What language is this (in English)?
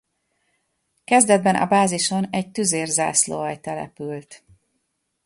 Hungarian